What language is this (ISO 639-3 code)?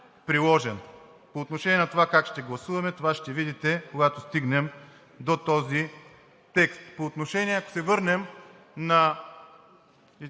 bul